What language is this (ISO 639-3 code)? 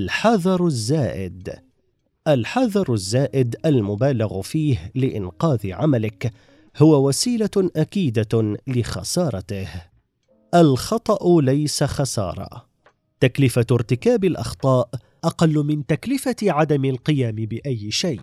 ara